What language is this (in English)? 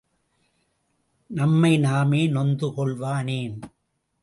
Tamil